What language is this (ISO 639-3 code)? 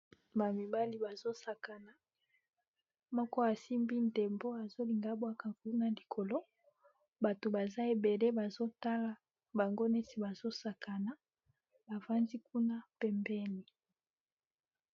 lin